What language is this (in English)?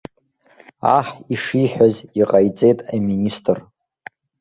Abkhazian